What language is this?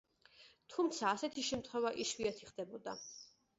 Georgian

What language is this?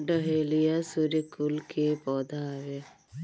Bhojpuri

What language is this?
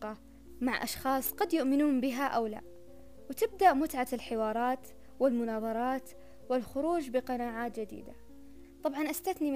Arabic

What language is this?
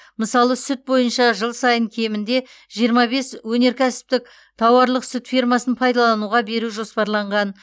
Kazakh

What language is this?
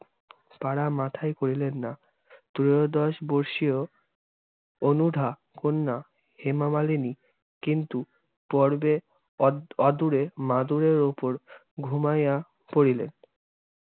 Bangla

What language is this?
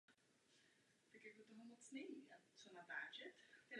Czech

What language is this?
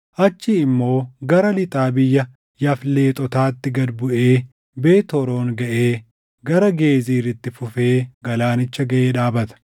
Oromo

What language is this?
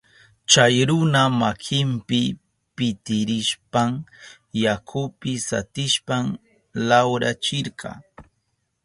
Southern Pastaza Quechua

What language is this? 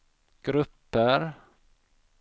Swedish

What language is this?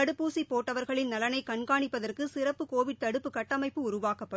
Tamil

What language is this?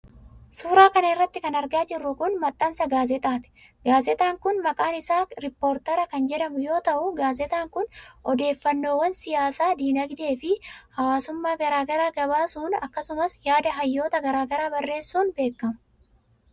Oromo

